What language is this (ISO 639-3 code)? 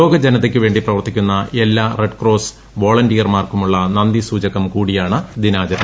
mal